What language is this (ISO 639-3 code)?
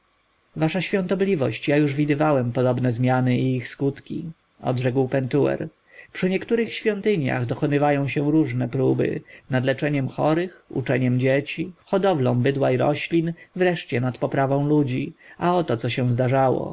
pol